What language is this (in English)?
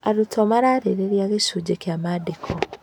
Kikuyu